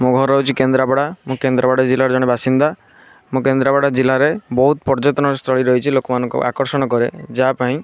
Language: Odia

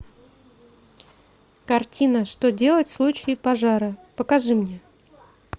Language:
Russian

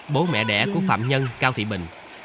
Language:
Vietnamese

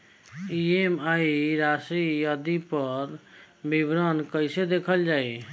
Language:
Bhojpuri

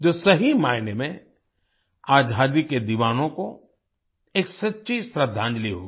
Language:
Hindi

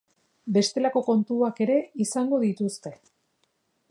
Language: Basque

